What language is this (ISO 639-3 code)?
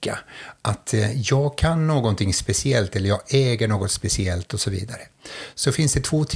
swe